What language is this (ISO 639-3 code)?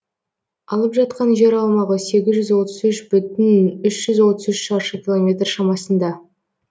kaz